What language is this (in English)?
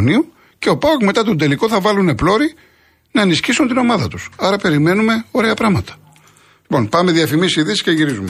Greek